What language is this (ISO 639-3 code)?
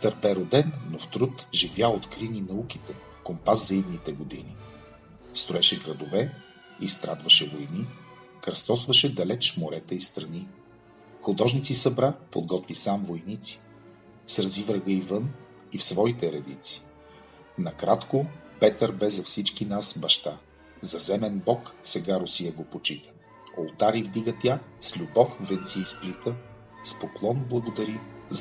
bul